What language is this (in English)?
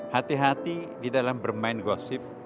Indonesian